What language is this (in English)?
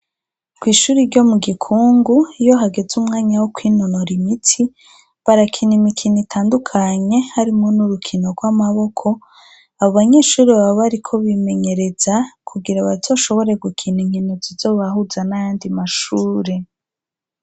Rundi